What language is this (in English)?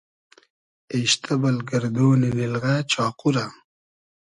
Hazaragi